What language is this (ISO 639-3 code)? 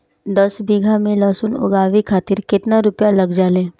bho